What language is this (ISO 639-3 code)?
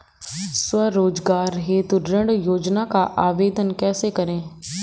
hin